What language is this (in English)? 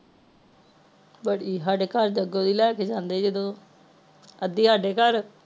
Punjabi